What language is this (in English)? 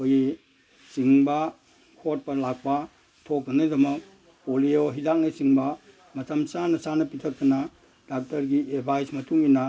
Manipuri